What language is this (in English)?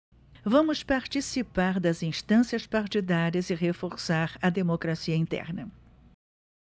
Portuguese